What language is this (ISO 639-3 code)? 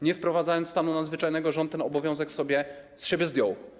pol